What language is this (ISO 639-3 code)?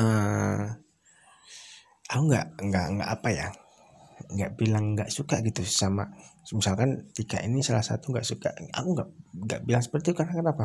ind